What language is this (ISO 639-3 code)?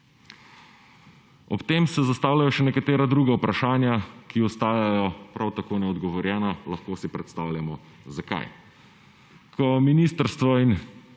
slv